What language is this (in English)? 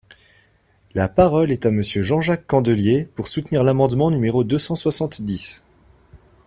French